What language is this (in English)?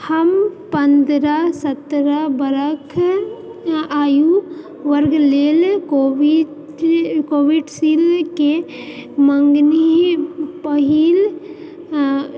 Maithili